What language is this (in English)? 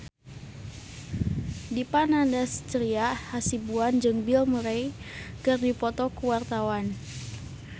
Sundanese